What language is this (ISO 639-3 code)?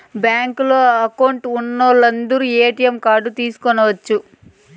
tel